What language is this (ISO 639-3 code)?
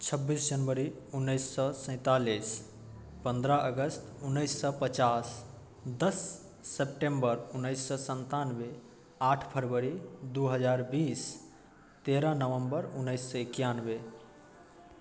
mai